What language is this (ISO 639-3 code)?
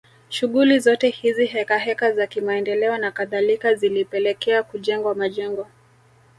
swa